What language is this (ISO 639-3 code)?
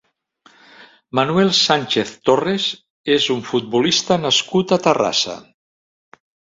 cat